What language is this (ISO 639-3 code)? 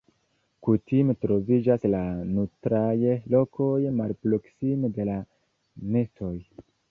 epo